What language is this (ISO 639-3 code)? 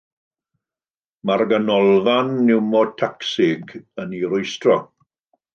cym